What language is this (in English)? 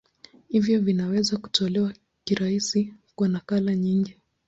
Swahili